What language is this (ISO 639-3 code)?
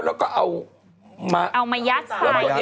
tha